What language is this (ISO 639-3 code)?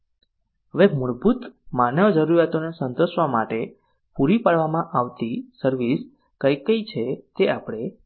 guj